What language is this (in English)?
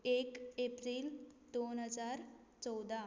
Konkani